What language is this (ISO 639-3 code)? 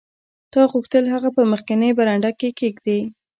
pus